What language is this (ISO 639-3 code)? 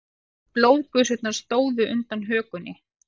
isl